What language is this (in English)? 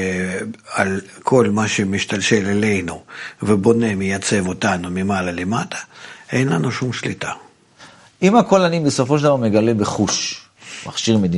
Hebrew